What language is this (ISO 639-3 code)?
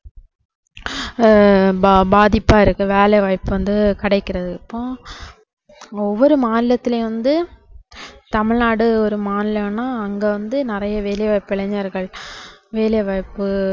tam